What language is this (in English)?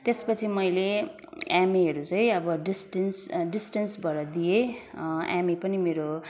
Nepali